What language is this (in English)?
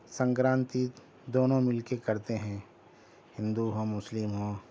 Urdu